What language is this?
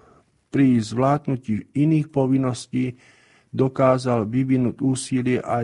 Slovak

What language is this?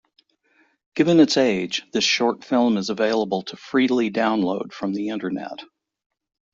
English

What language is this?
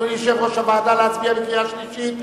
Hebrew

